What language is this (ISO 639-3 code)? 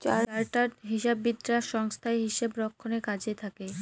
ben